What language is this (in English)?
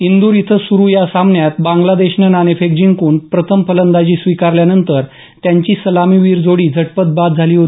Marathi